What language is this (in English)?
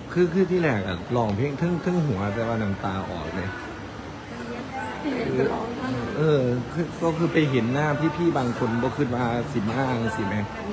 Thai